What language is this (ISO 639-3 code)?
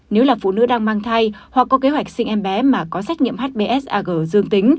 vie